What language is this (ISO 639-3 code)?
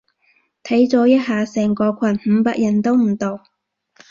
yue